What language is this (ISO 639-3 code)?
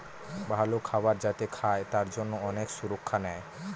ben